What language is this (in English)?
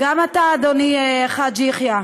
Hebrew